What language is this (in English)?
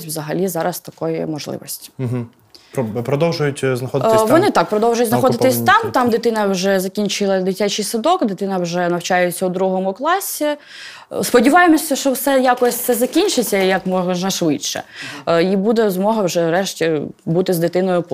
Ukrainian